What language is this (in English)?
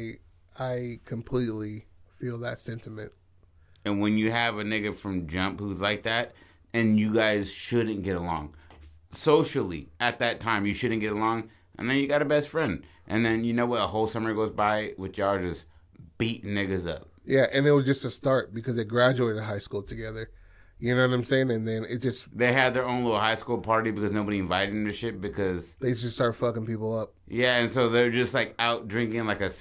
English